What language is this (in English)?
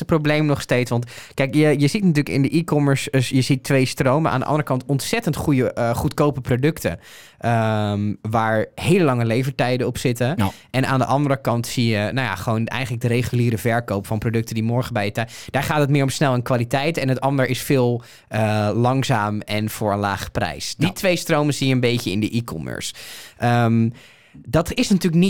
Dutch